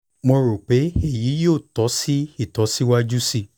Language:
Yoruba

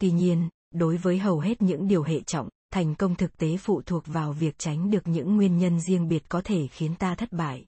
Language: Vietnamese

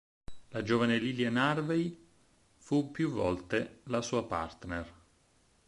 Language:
Italian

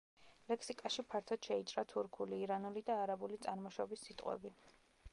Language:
Georgian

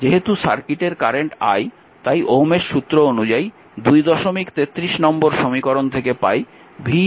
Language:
Bangla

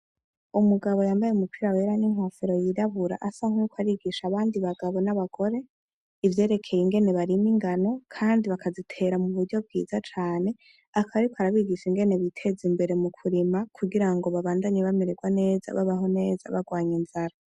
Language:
Rundi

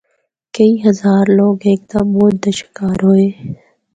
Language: Northern Hindko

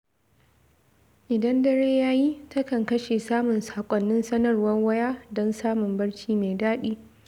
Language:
Hausa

